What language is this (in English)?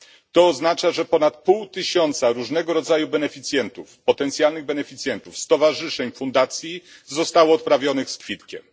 Polish